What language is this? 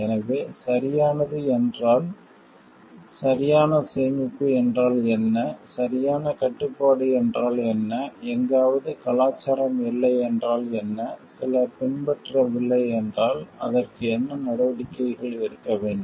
Tamil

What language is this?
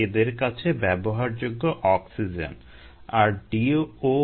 Bangla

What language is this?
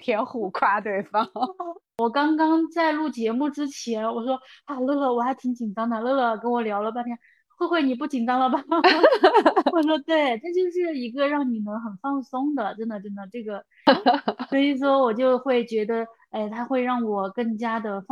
Chinese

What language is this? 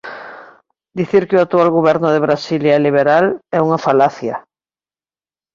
Galician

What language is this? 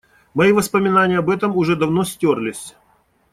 Russian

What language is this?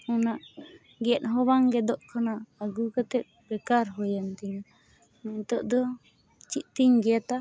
Santali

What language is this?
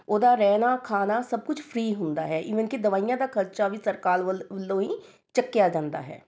Punjabi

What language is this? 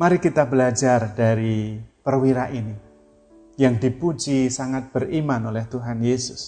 Indonesian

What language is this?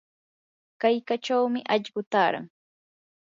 Yanahuanca Pasco Quechua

